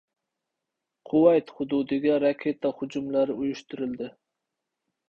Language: Uzbek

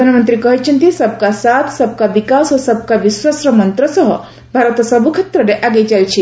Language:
Odia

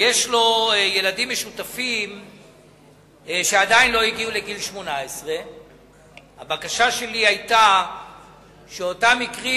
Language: Hebrew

